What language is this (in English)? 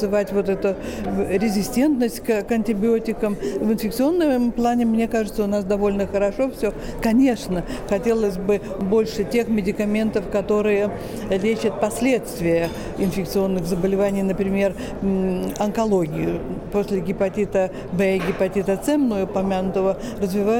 Russian